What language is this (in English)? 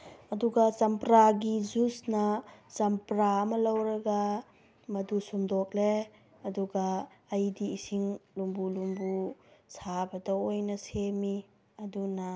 Manipuri